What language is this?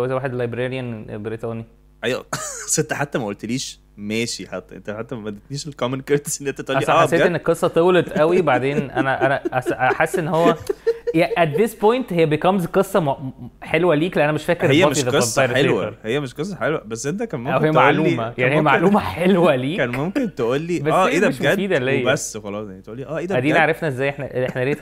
Arabic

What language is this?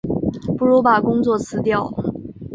Chinese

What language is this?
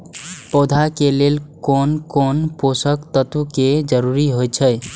Maithili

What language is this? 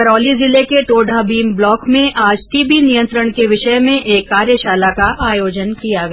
Hindi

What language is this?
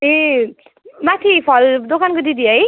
Nepali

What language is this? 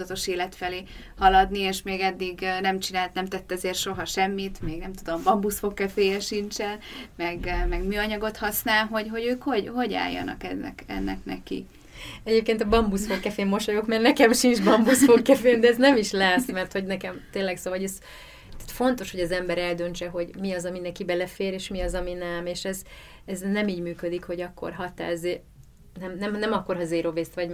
Hungarian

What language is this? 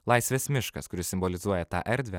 Lithuanian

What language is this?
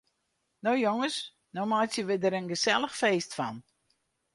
Western Frisian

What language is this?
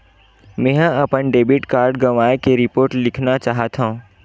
Chhattisgarhi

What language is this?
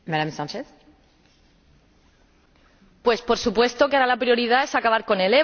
Spanish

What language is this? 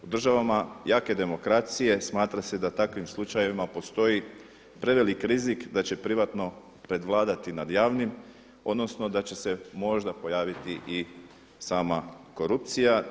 Croatian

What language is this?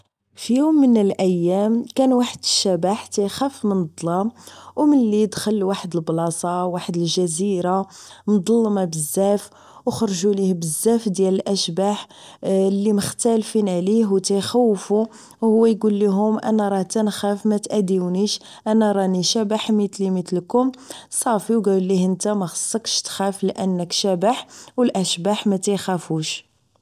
Moroccan Arabic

